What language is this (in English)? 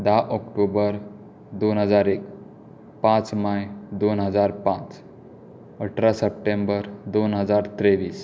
Konkani